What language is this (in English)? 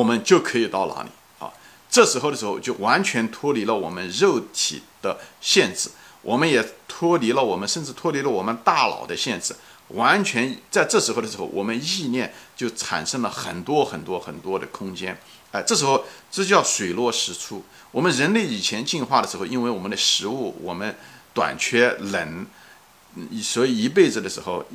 Chinese